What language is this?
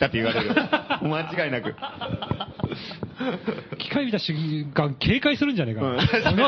Japanese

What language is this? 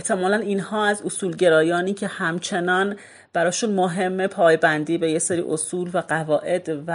Persian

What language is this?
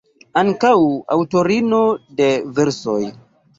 Esperanto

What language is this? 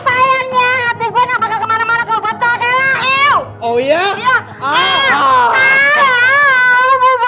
Indonesian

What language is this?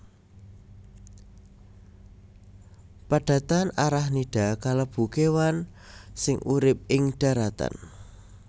Javanese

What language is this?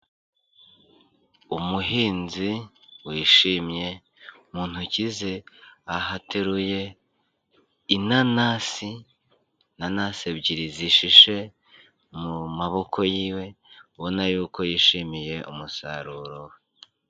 Kinyarwanda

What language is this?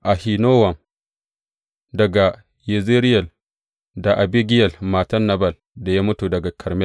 Hausa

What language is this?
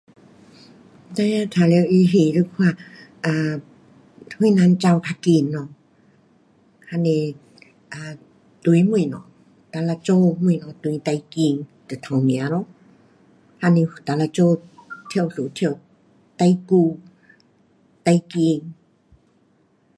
Pu-Xian Chinese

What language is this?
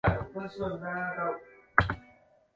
Chinese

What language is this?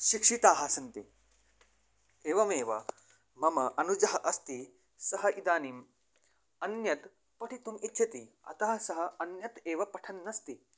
Sanskrit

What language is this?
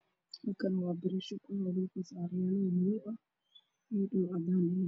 Somali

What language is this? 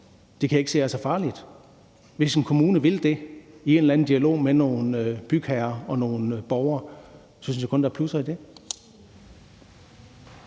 Danish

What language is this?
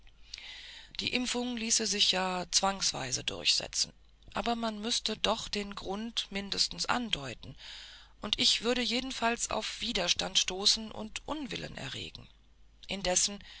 German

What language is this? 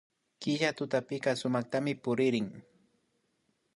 Imbabura Highland Quichua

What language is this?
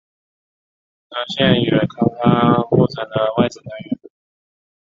Chinese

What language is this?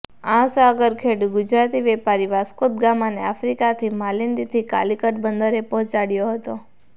Gujarati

